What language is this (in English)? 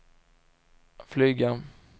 Swedish